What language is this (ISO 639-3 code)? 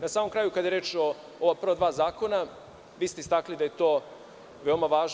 srp